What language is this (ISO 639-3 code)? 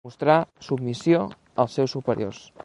cat